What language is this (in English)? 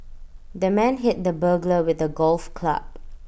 English